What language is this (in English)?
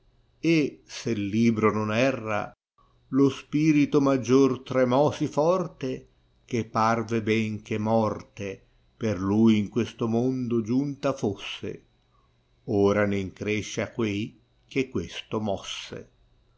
Italian